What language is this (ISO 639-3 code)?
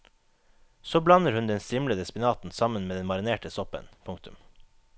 nor